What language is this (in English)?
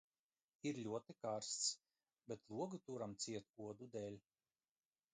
Latvian